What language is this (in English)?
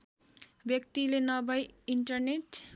Nepali